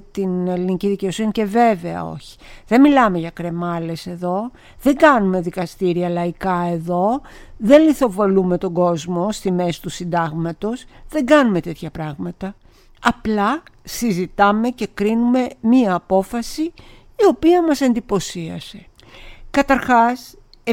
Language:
Greek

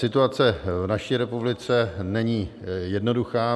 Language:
Czech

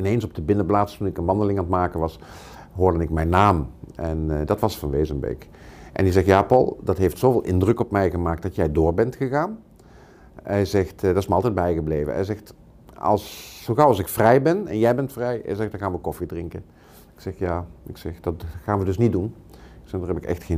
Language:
Dutch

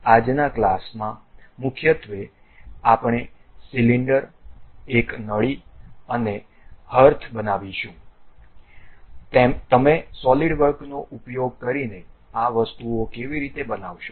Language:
Gujarati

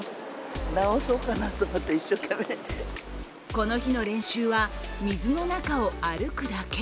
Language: Japanese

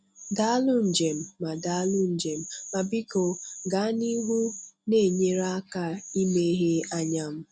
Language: Igbo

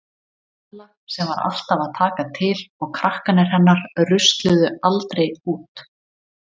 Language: Icelandic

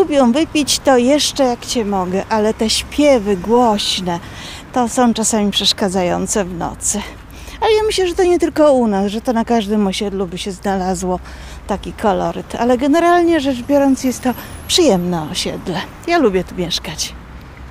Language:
Polish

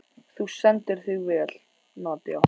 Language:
Icelandic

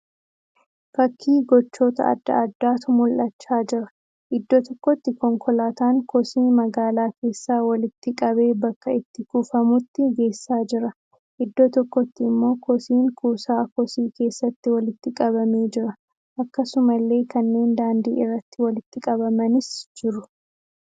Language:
Oromo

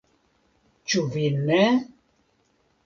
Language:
Esperanto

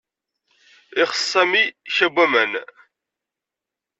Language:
Kabyle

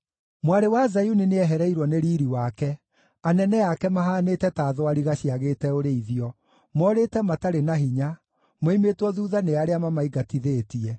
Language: Kikuyu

